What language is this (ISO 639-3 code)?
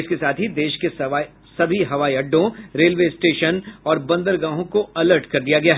hin